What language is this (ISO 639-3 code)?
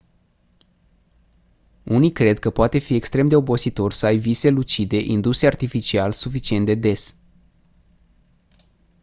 ron